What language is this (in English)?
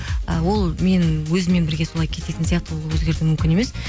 Kazakh